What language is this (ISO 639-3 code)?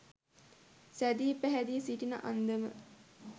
sin